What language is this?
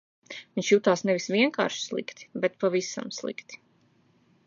Latvian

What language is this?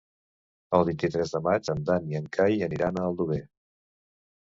Catalan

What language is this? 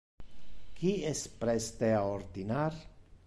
Interlingua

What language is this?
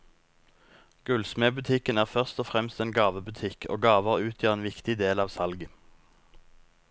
Norwegian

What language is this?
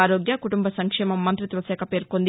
Telugu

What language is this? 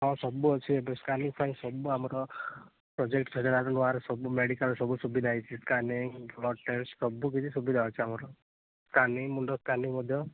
Odia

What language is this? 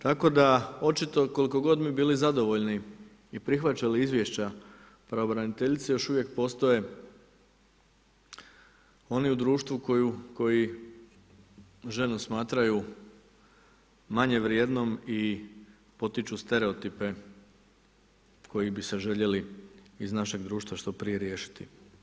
Croatian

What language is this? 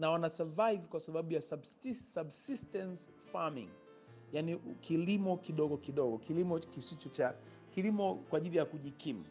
Swahili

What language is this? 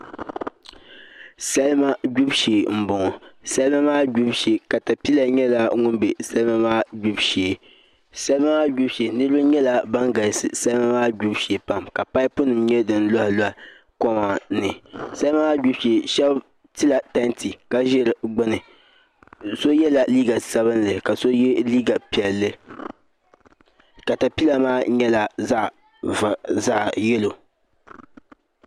Dagbani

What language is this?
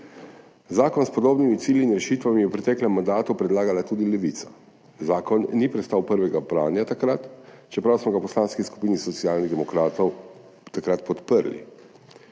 Slovenian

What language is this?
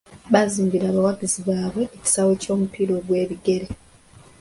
Ganda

